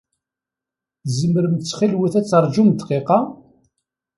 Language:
Kabyle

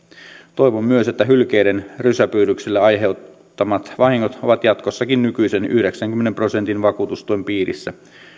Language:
Finnish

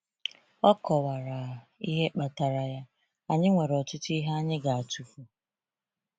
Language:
Igbo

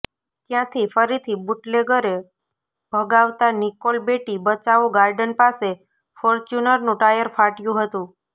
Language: Gujarati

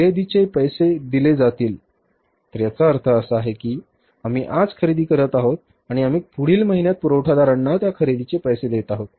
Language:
Marathi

